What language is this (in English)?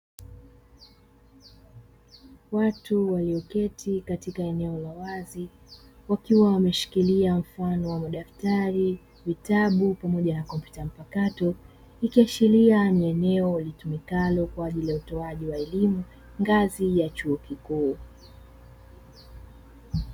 Swahili